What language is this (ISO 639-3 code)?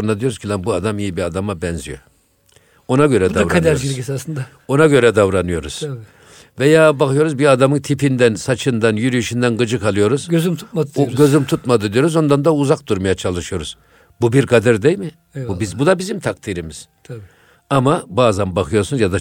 tur